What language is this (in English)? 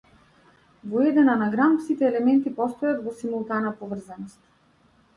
Macedonian